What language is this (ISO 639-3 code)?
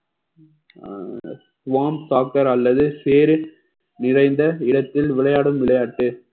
tam